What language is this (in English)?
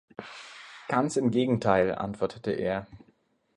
German